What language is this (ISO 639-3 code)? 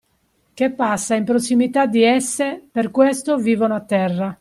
ita